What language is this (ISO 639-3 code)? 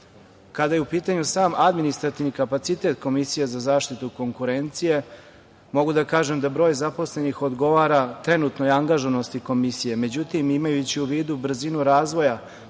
srp